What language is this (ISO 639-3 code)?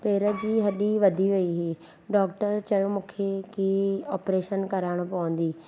snd